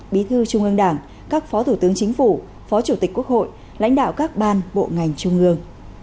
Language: Vietnamese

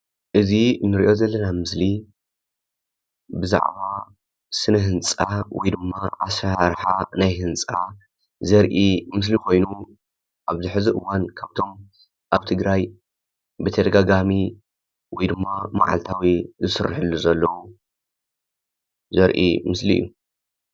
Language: Tigrinya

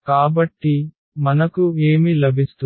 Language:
Telugu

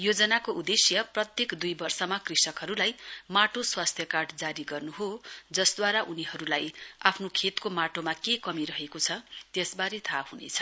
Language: Nepali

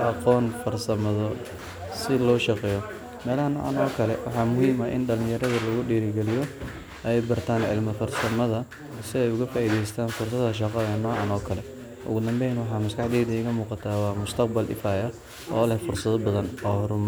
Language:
Somali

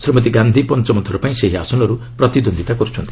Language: Odia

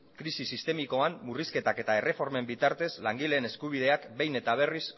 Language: Basque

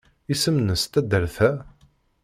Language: Kabyle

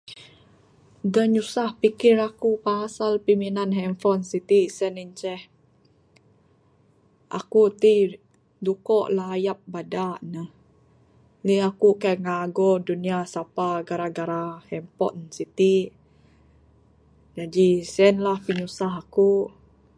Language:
Bukar-Sadung Bidayuh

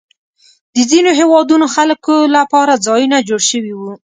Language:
Pashto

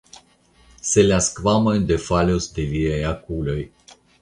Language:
Esperanto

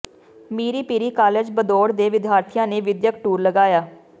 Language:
Punjabi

